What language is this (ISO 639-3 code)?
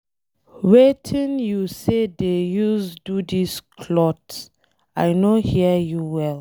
pcm